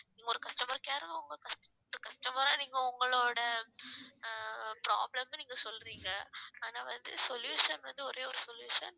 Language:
Tamil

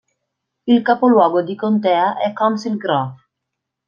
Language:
Italian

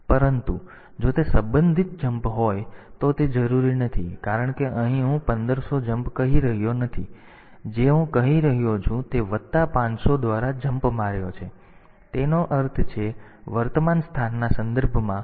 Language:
Gujarati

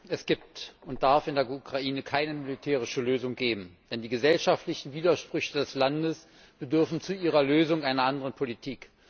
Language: German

